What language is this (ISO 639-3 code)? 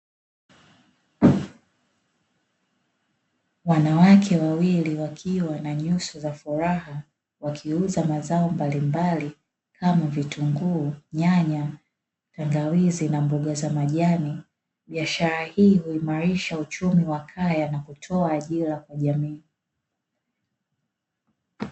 swa